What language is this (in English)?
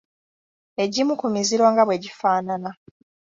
Ganda